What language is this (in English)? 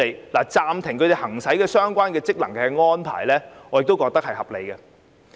Cantonese